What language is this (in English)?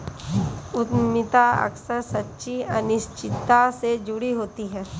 Hindi